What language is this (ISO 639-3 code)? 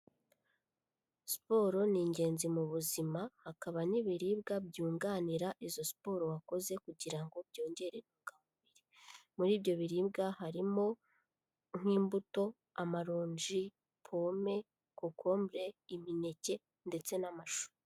kin